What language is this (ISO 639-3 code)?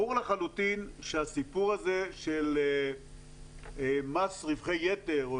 heb